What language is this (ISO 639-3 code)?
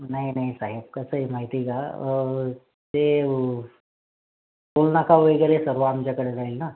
mar